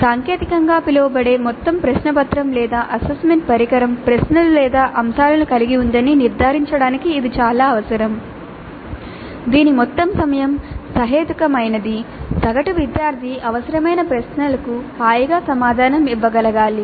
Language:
Telugu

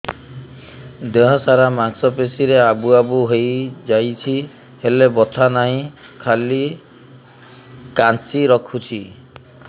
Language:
Odia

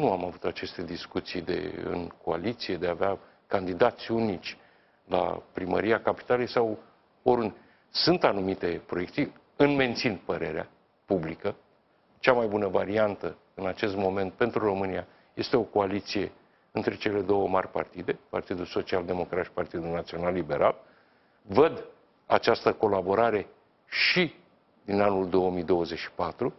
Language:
Romanian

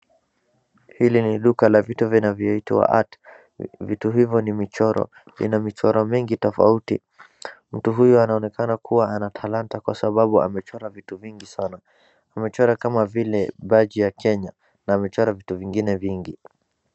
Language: Swahili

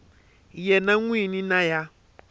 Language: Tsonga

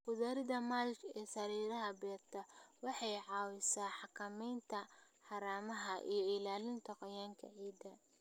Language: Somali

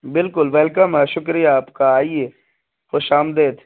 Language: Urdu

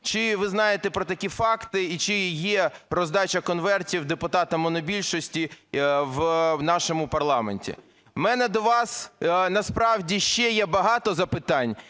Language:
Ukrainian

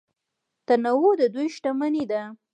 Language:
Pashto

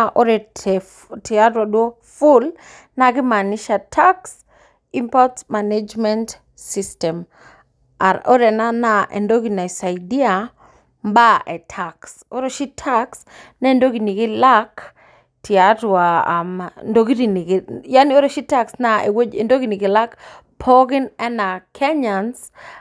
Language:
Masai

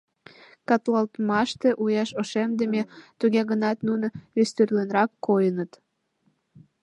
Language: Mari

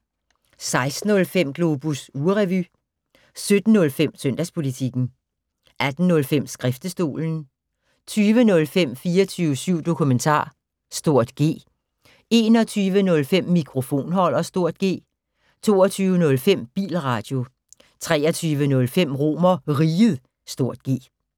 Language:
Danish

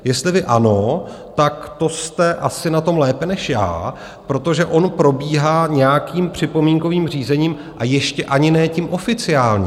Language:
Czech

